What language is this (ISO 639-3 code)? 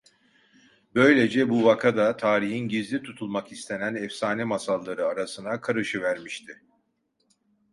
tur